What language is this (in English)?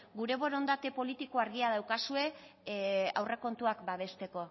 Basque